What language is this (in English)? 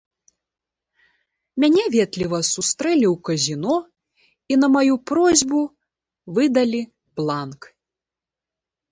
Belarusian